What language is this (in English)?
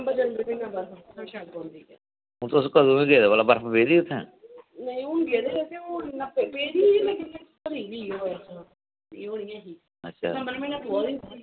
Dogri